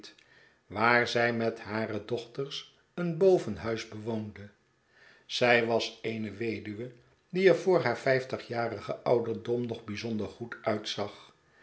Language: Dutch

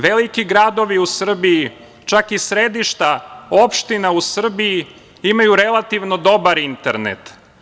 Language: Serbian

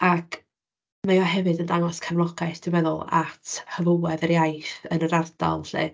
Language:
Welsh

